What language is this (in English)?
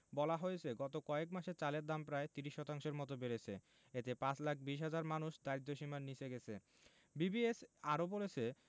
Bangla